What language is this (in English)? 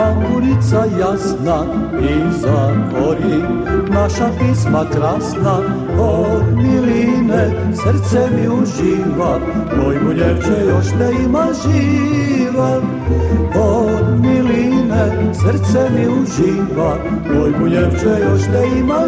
Croatian